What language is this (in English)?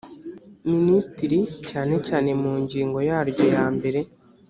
Kinyarwanda